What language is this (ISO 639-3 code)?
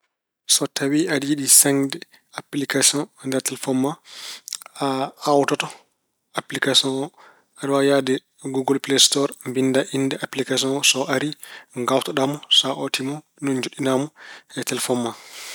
ful